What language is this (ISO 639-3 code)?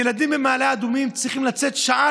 heb